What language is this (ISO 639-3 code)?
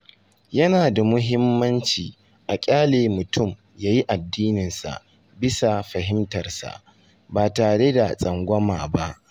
hau